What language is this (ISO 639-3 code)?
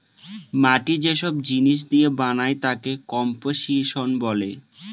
ben